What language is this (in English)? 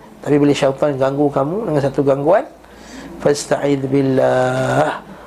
Malay